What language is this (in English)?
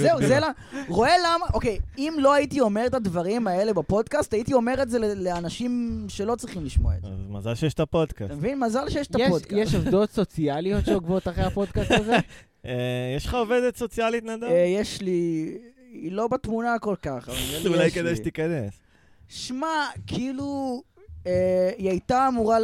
Hebrew